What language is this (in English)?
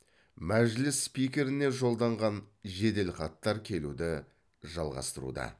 Kazakh